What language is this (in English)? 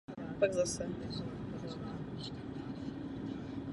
Czech